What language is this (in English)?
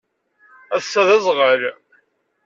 Kabyle